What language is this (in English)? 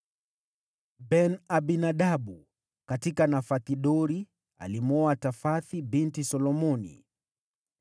Swahili